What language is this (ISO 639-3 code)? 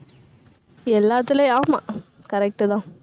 tam